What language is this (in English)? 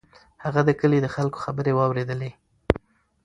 Pashto